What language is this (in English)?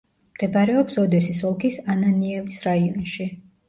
Georgian